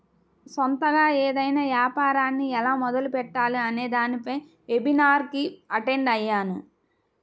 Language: Telugu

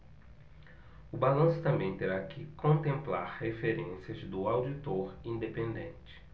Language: Portuguese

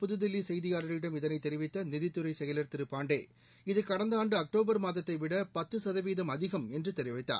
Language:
Tamil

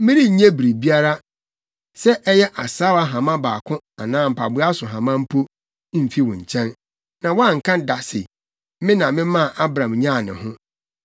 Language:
Akan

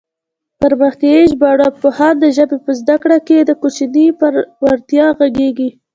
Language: Pashto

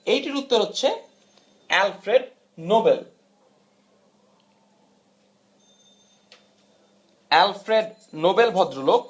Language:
Bangla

